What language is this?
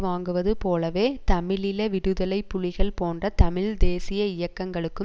Tamil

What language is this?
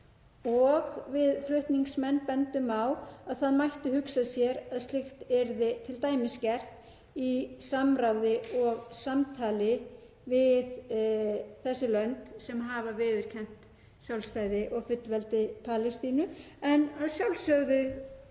Icelandic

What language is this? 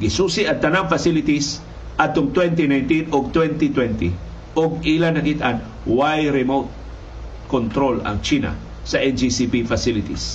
Filipino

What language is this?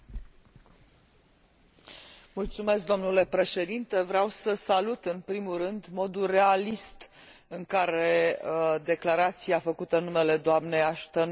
Romanian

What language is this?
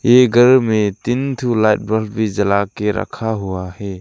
Hindi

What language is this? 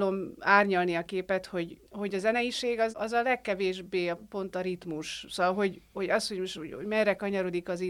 Hungarian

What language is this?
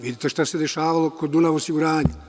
Serbian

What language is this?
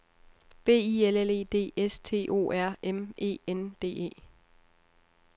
Danish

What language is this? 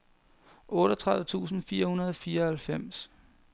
Danish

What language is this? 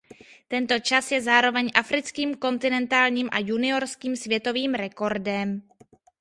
Czech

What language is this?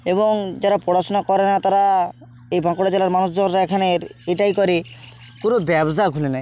Bangla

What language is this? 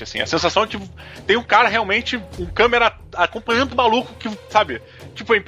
Portuguese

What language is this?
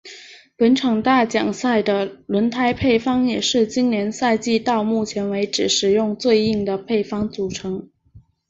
Chinese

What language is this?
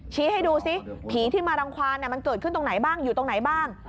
Thai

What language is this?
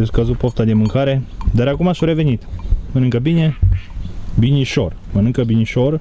Romanian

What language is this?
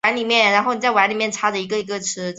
Chinese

